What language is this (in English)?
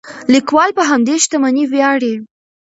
Pashto